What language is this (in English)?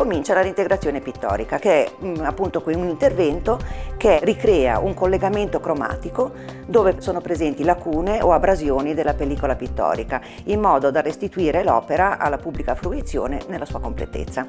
Italian